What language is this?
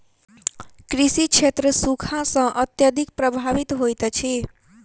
Maithili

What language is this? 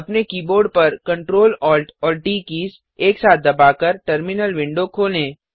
Hindi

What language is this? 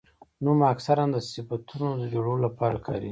Pashto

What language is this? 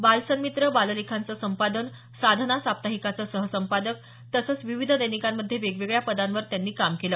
Marathi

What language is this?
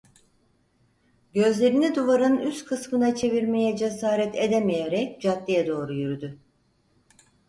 Turkish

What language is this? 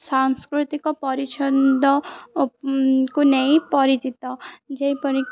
Odia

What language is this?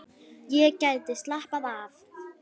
Icelandic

